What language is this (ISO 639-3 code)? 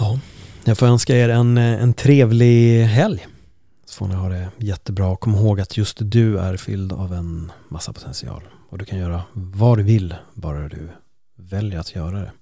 swe